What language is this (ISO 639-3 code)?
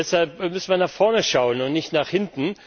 deu